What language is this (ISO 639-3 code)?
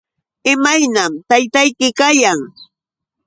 qux